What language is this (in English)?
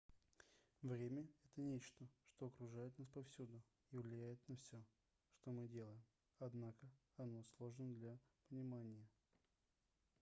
Russian